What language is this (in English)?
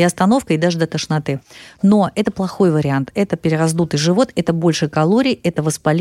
Russian